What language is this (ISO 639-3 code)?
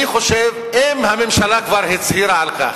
heb